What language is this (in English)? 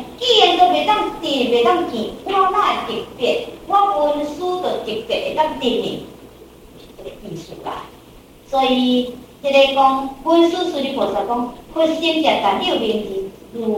Chinese